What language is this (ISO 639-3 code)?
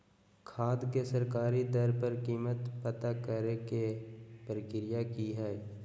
mag